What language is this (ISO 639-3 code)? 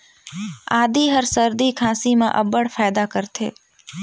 hne